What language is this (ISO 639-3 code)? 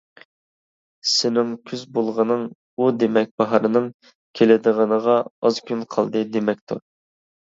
uig